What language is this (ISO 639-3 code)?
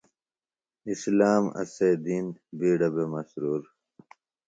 phl